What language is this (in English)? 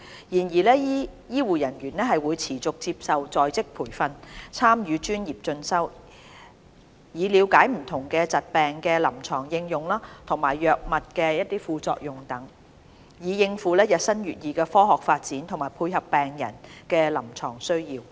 Cantonese